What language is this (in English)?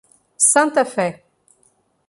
Portuguese